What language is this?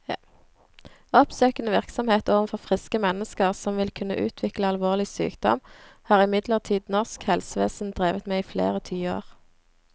Norwegian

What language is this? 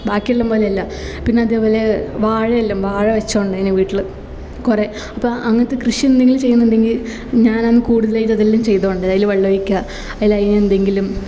Malayalam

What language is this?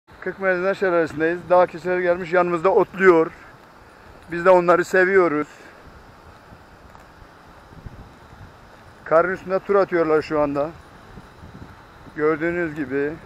Turkish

